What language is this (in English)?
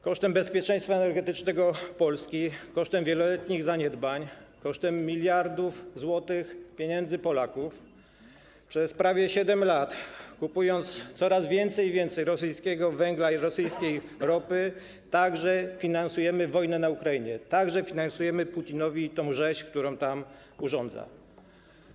Polish